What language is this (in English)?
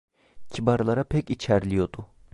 Turkish